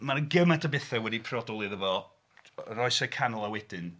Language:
Welsh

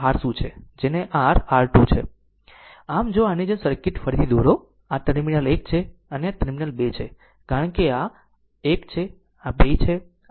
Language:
Gujarati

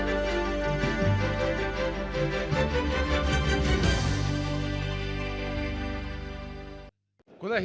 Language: Ukrainian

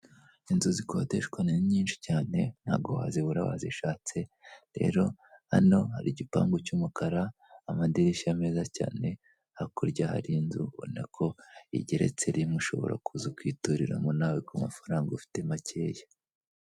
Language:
Kinyarwanda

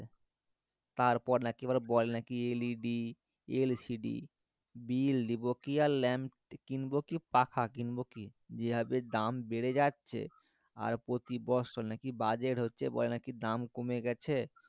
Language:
Bangla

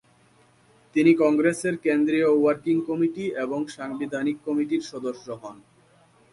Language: Bangla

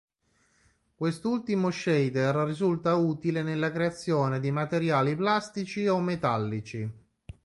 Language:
Italian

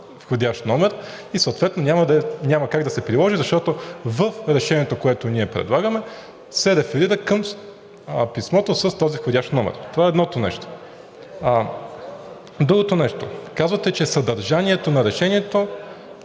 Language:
Bulgarian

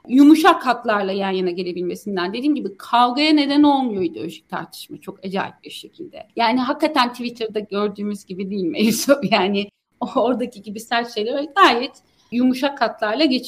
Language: Turkish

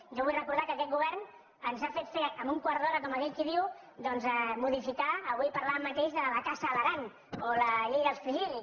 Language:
Catalan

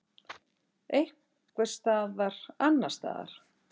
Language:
Icelandic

